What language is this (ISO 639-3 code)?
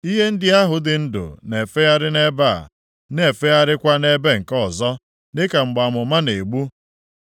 ibo